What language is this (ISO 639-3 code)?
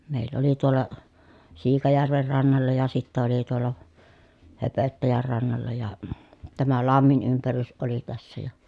fin